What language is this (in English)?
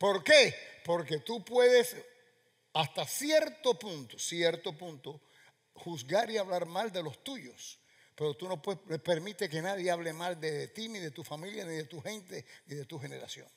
Spanish